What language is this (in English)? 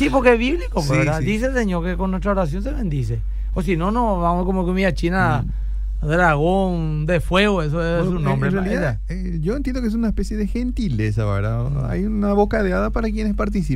Spanish